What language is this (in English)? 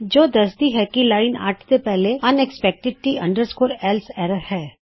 Punjabi